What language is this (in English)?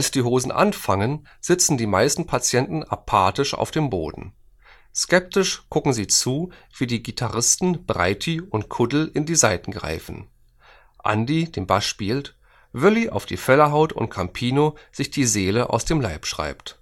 German